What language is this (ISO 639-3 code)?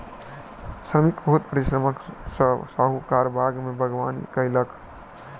mai